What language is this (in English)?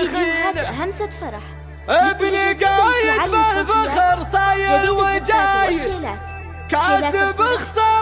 Arabic